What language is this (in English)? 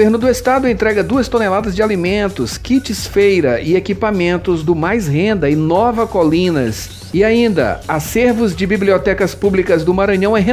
Portuguese